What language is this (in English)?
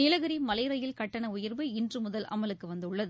Tamil